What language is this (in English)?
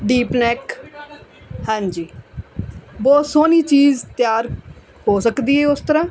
Punjabi